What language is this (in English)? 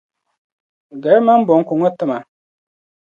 Dagbani